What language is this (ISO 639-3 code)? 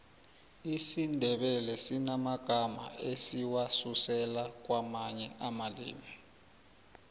nbl